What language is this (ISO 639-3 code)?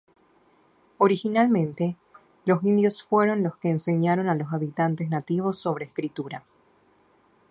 spa